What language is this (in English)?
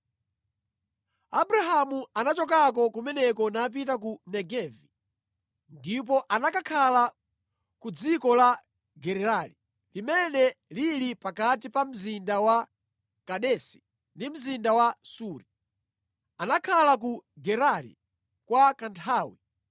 Nyanja